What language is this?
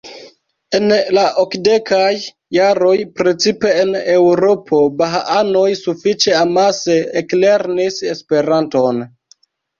Esperanto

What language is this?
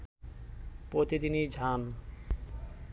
Bangla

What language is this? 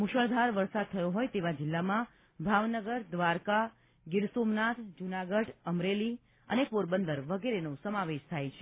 Gujarati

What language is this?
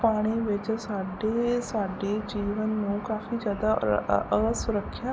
Punjabi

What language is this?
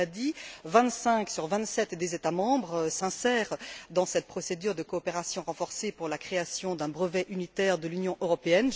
French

